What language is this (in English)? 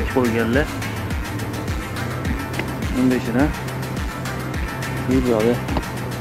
Turkish